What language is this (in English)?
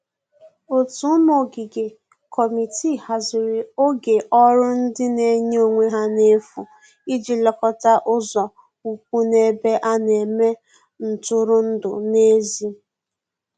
Igbo